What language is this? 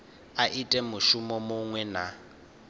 Venda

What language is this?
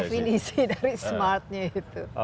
Indonesian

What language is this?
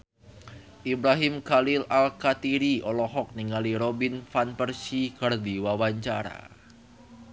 Sundanese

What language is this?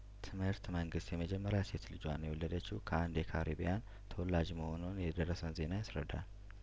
Amharic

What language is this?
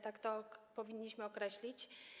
Polish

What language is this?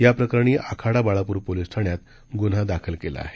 Marathi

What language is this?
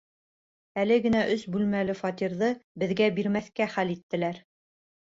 Bashkir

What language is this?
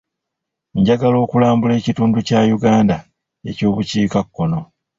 Ganda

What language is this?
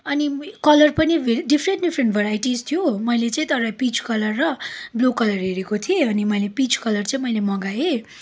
Nepali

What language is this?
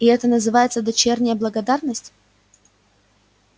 Russian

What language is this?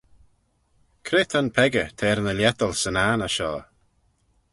Manx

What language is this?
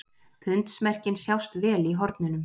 Icelandic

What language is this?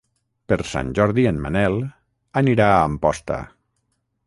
Catalan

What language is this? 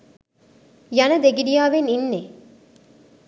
Sinhala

